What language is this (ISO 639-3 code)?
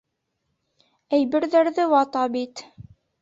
bak